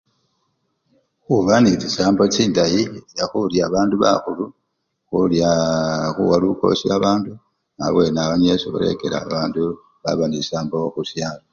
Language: Luyia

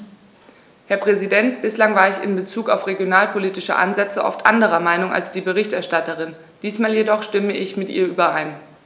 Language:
German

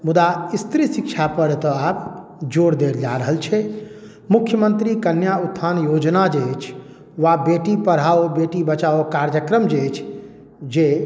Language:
Maithili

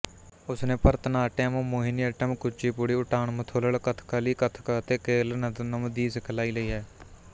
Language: Punjabi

